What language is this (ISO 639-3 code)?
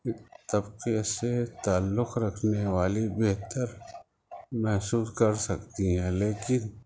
urd